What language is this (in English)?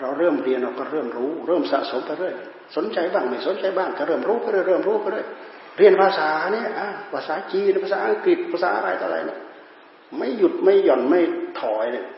Thai